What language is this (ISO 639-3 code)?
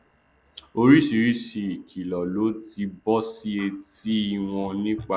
yor